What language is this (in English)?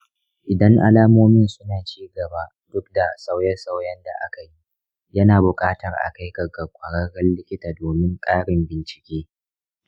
Hausa